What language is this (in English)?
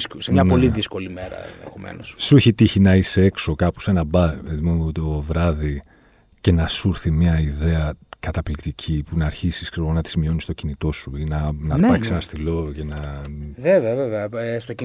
Greek